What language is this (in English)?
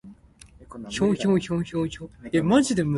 Min Nan Chinese